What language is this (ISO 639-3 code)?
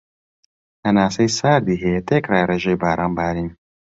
ckb